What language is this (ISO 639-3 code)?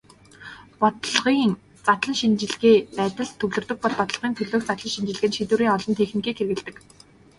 mon